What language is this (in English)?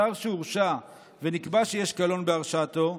Hebrew